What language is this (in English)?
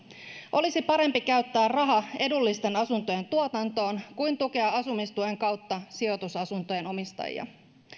Finnish